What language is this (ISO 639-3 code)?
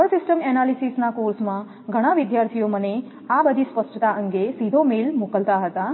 guj